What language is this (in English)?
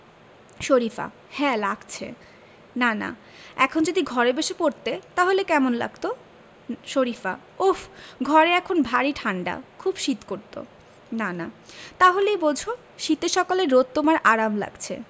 Bangla